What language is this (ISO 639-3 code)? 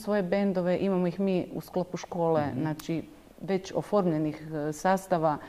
hrv